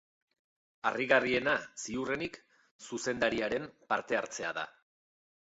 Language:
Basque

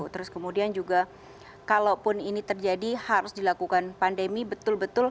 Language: Indonesian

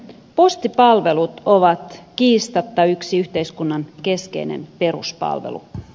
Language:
Finnish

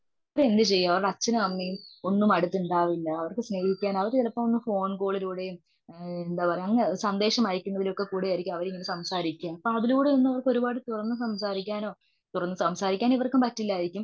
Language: Malayalam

